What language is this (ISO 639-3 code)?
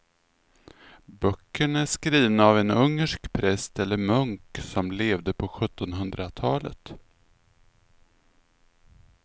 swe